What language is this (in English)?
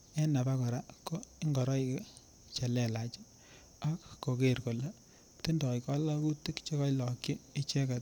Kalenjin